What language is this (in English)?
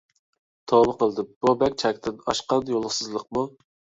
Uyghur